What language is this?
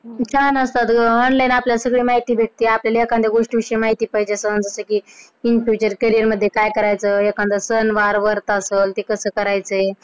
Marathi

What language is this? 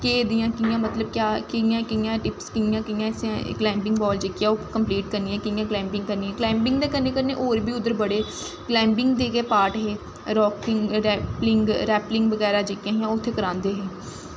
Dogri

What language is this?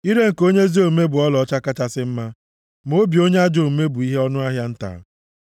Igbo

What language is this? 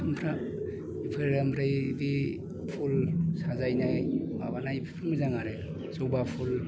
Bodo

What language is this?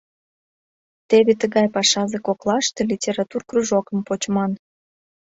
Mari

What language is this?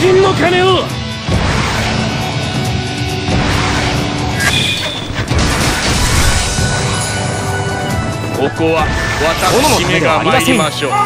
Japanese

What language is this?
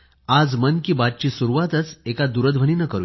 Marathi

